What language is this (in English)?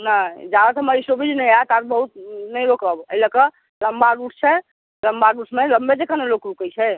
Maithili